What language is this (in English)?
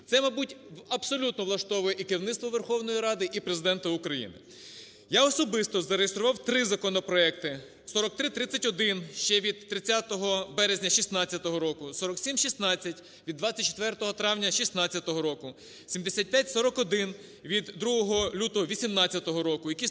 Ukrainian